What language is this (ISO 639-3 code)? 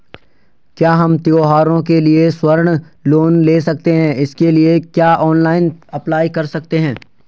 hin